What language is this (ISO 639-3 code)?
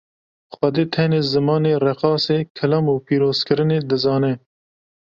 kur